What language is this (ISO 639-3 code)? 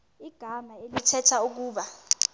xho